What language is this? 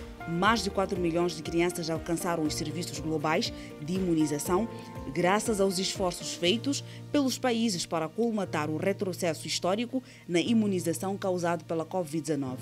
Portuguese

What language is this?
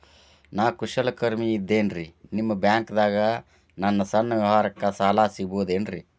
Kannada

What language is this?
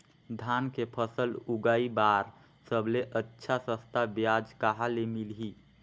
Chhattisgarhi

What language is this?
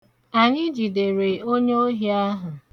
Igbo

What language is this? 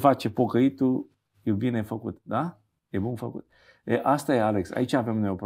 Romanian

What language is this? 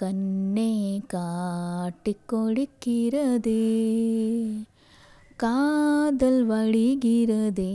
Telugu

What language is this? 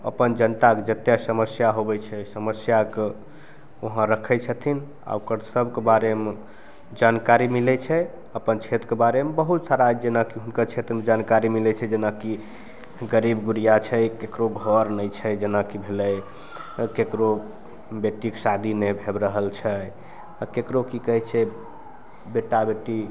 Maithili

